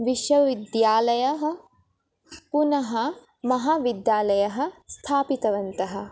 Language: Sanskrit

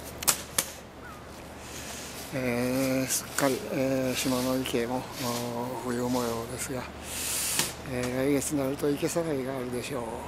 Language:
Japanese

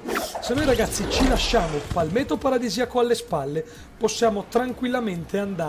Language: Italian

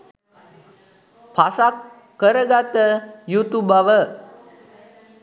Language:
Sinhala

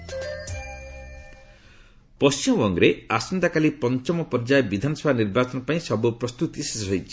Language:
Odia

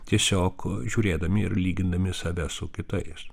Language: Lithuanian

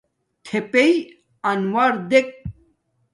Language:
Domaaki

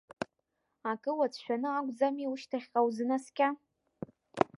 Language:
Abkhazian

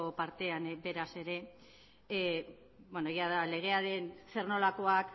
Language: Basque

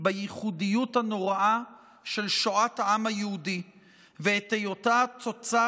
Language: Hebrew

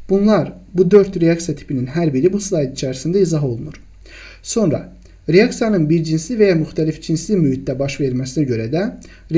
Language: Turkish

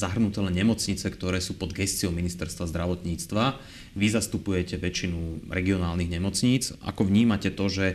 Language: Slovak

